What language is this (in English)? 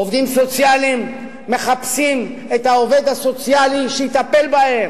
Hebrew